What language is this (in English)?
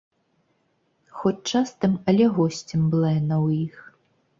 Belarusian